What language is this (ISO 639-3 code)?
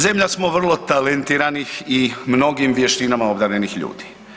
hrv